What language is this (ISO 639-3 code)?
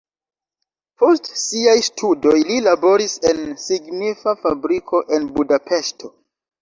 epo